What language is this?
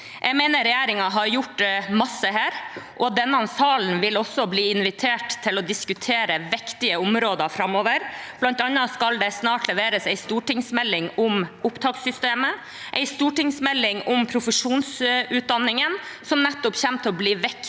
Norwegian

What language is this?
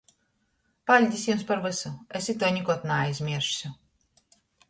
Latgalian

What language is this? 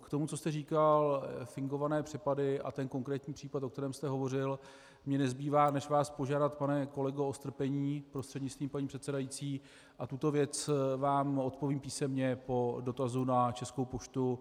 Czech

